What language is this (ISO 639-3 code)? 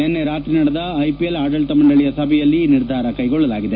kan